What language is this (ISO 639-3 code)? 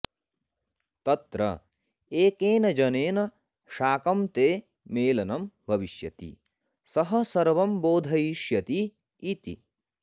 san